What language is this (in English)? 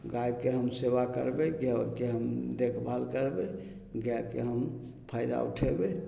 Maithili